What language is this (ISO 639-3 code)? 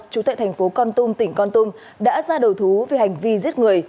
vie